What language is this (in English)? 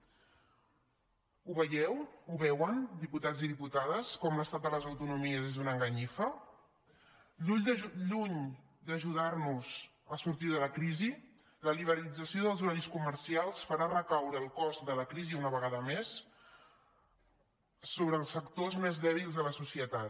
Catalan